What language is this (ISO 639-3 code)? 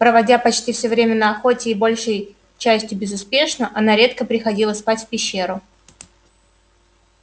rus